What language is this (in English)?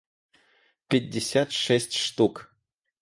Russian